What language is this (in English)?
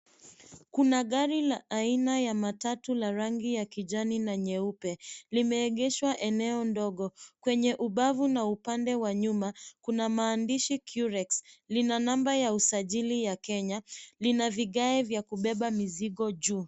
Swahili